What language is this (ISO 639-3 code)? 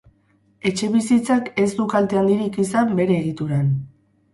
eus